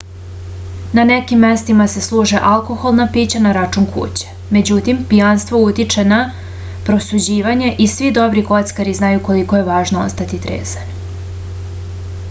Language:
Serbian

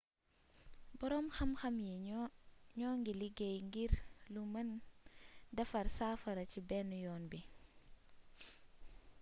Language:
Wolof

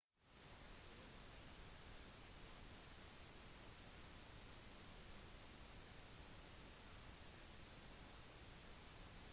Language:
Norwegian Bokmål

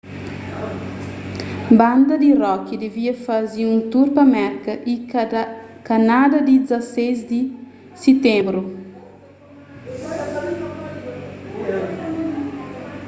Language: Kabuverdianu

